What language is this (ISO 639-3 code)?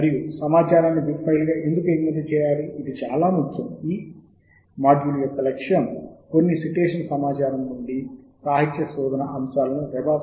tel